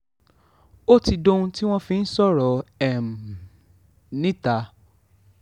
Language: Yoruba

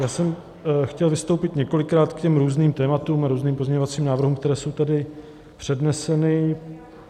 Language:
Czech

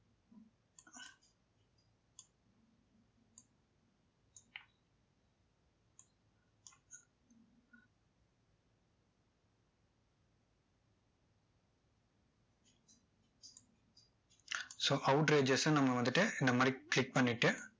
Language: Tamil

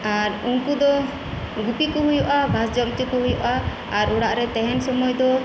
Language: Santali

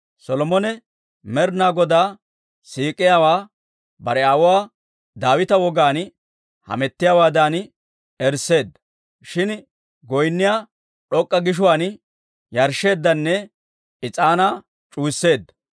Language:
Dawro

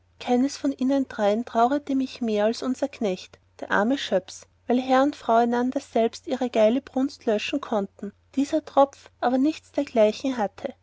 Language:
German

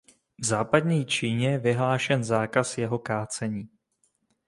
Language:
Czech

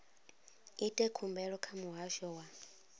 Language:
Venda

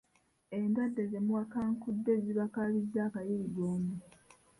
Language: Ganda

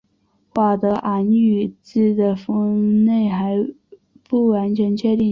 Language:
Chinese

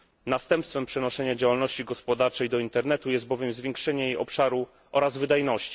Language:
Polish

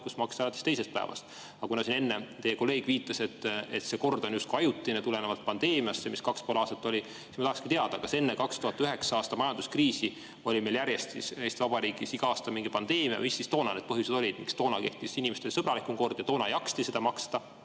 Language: Estonian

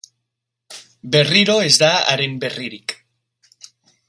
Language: Basque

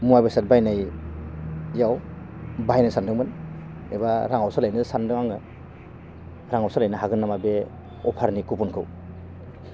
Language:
Bodo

